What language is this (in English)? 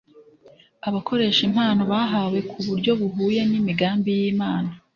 Kinyarwanda